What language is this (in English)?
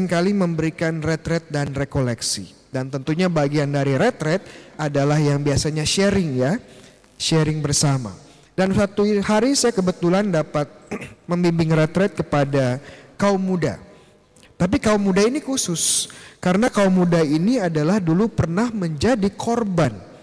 Indonesian